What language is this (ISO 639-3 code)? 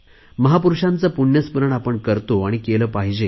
mar